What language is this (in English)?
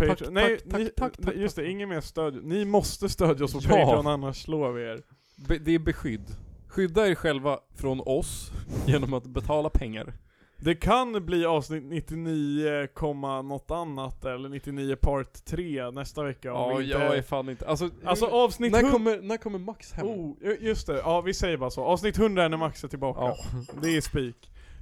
Swedish